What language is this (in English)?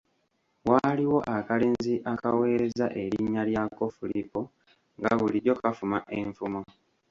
Ganda